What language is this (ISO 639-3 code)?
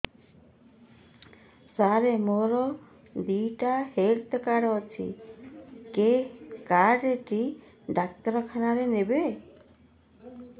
ori